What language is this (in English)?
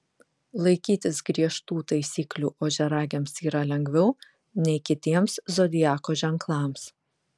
Lithuanian